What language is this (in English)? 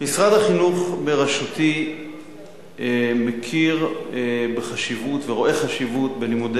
Hebrew